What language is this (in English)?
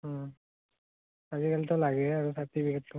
Assamese